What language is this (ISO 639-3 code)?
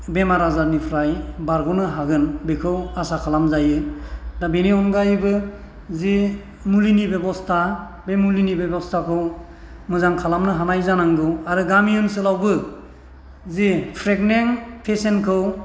brx